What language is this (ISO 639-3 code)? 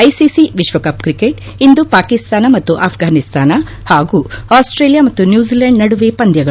kan